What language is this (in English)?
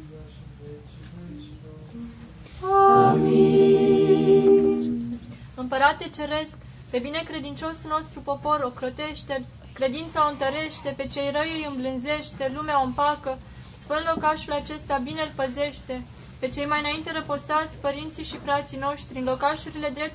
Romanian